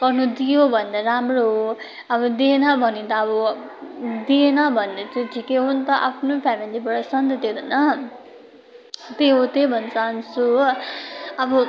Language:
Nepali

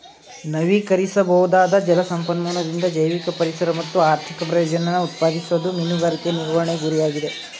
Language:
Kannada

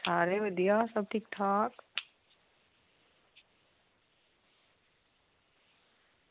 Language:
Dogri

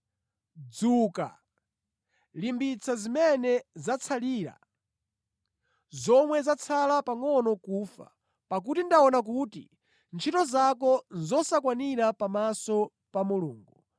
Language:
Nyanja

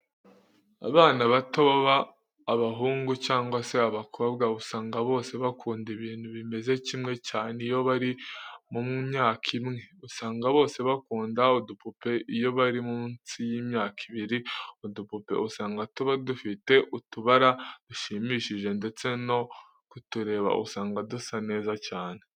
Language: Kinyarwanda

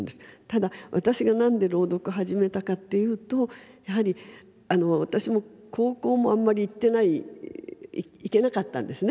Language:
Japanese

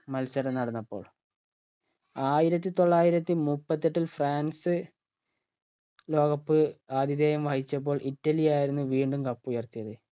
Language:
Malayalam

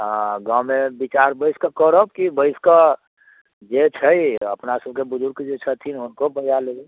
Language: Maithili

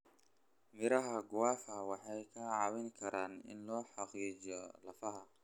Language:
Somali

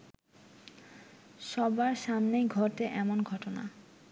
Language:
Bangla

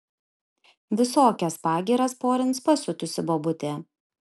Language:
Lithuanian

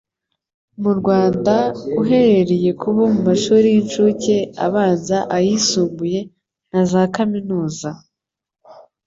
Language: Kinyarwanda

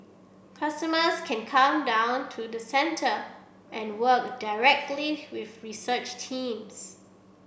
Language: English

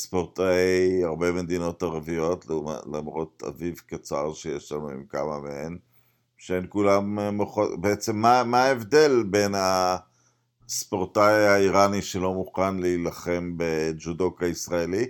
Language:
Hebrew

